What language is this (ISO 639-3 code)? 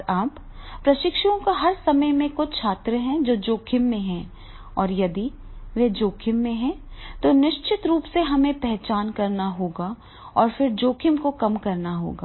hin